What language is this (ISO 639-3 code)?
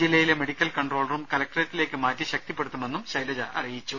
mal